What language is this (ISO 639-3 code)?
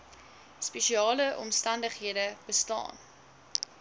afr